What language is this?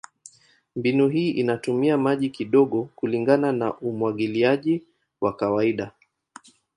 Swahili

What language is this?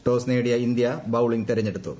Malayalam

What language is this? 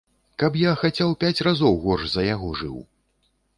Belarusian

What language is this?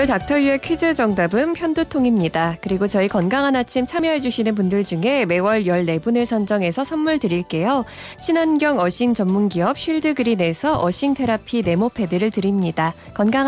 Korean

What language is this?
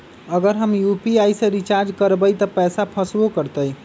Magahi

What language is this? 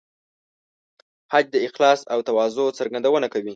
Pashto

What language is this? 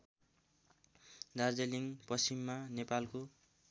Nepali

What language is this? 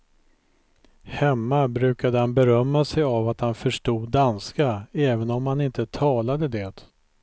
Swedish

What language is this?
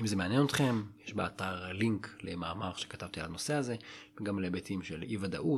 Hebrew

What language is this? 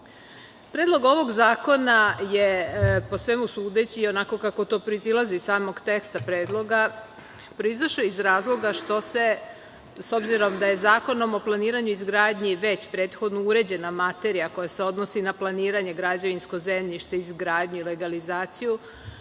Serbian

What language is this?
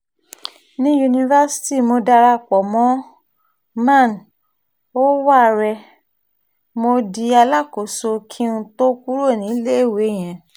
Yoruba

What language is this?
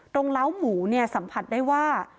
Thai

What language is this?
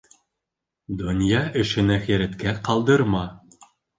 Bashkir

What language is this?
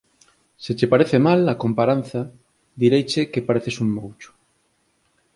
Galician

